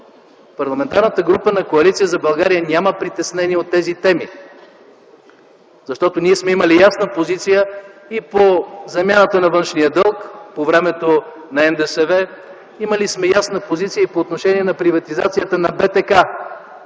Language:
Bulgarian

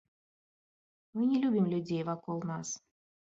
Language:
Belarusian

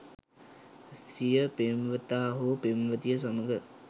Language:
Sinhala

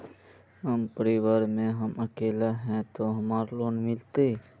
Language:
Magahi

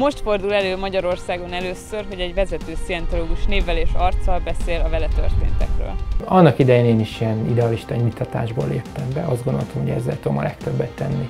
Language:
Hungarian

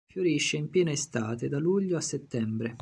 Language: Italian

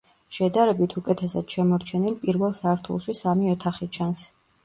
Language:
Georgian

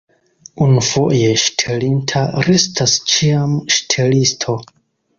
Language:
Esperanto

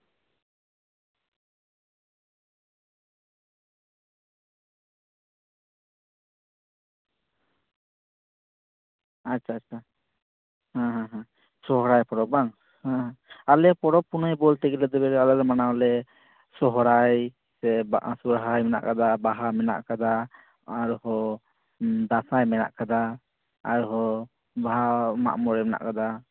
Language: Santali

